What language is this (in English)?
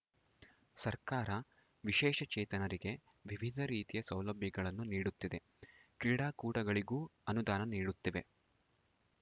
Kannada